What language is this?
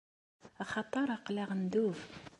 Kabyle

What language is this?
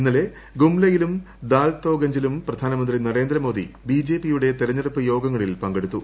Malayalam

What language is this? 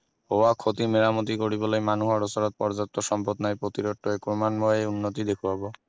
Assamese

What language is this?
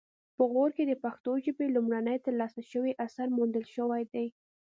Pashto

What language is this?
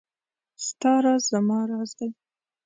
Pashto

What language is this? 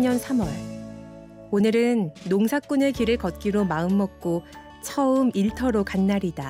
Korean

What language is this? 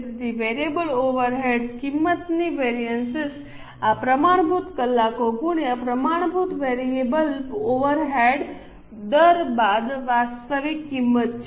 Gujarati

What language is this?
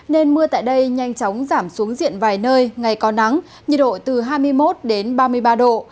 Vietnamese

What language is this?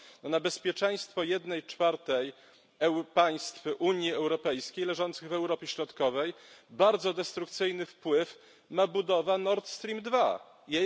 Polish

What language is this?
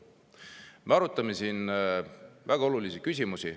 Estonian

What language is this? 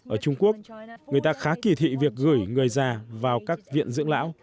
Vietnamese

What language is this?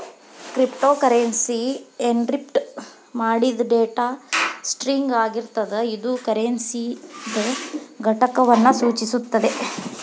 Kannada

